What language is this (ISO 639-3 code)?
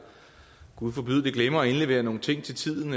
dan